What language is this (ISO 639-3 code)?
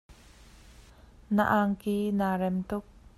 cnh